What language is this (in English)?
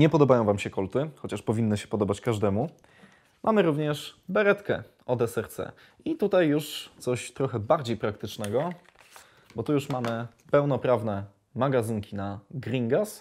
Polish